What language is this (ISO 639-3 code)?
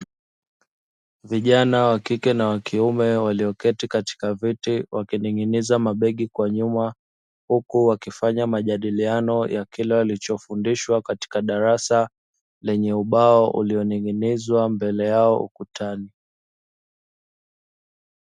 swa